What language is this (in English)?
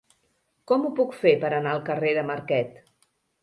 Catalan